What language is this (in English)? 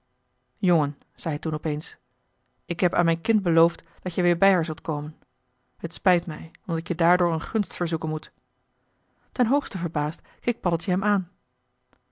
Dutch